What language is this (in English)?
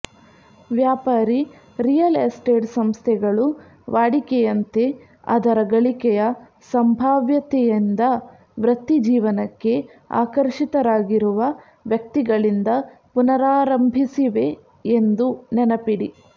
Kannada